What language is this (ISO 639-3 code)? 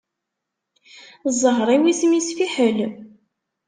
kab